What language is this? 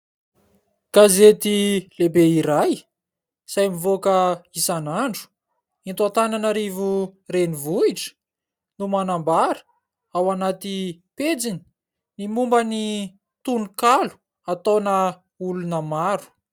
Malagasy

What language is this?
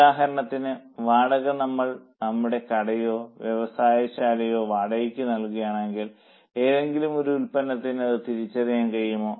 Malayalam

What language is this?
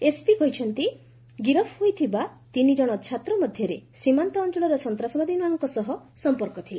Odia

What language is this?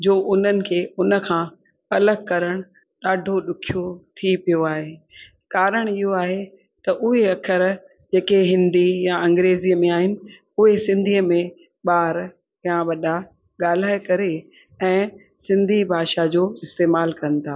Sindhi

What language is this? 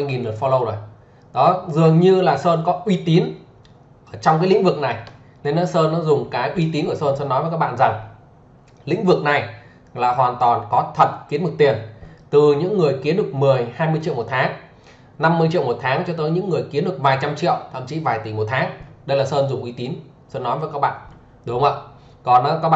Vietnamese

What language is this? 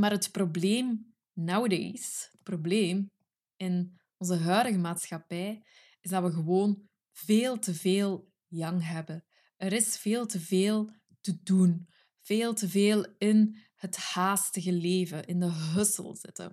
Dutch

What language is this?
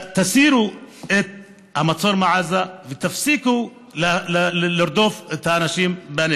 Hebrew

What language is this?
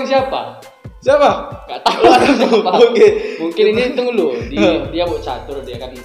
Indonesian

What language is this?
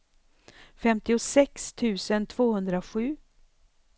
Swedish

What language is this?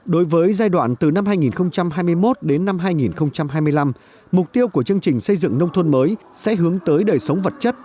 Vietnamese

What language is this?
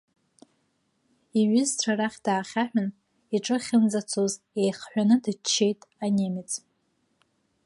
Abkhazian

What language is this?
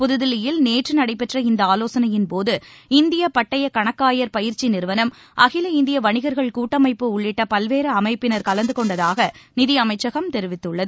Tamil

